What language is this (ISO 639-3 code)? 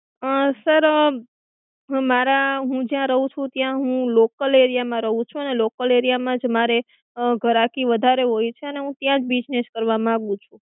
guj